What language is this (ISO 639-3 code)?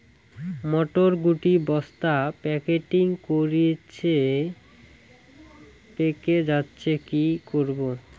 ben